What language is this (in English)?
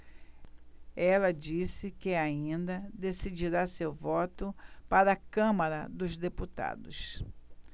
Portuguese